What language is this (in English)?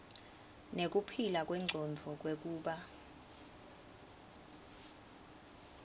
Swati